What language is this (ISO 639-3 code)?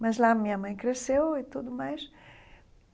por